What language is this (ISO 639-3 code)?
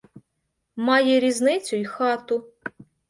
ukr